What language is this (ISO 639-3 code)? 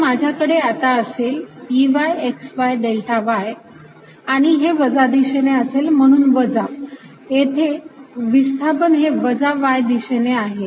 mar